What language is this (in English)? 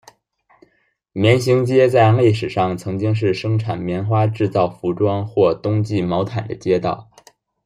Chinese